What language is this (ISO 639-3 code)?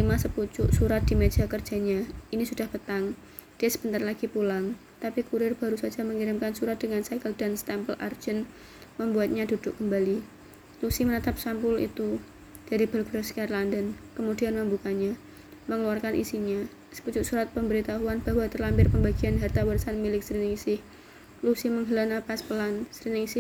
ind